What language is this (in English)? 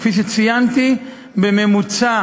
Hebrew